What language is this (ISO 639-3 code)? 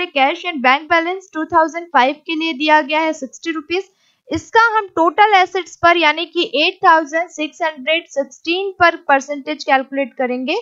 hin